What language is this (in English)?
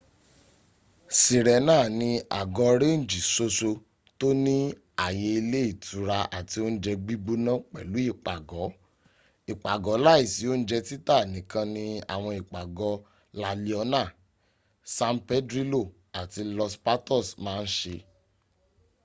Yoruba